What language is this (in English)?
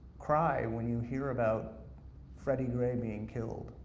English